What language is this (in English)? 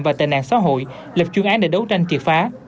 Vietnamese